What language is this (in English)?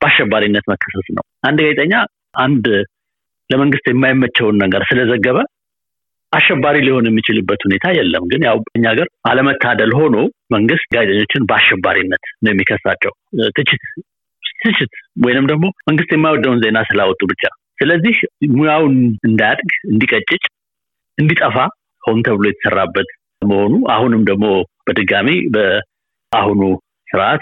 Amharic